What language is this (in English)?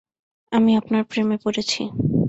Bangla